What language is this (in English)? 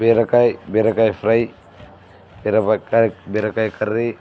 Telugu